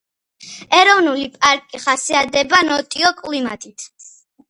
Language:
Georgian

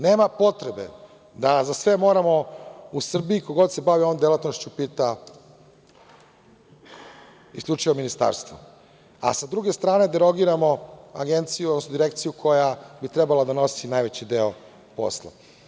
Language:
Serbian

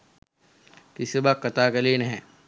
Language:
Sinhala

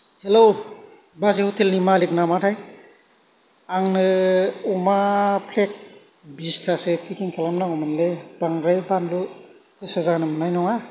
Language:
Bodo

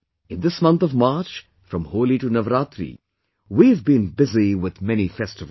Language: English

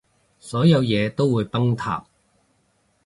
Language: Cantonese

